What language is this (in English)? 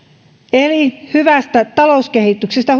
Finnish